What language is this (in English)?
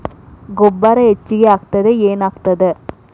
Kannada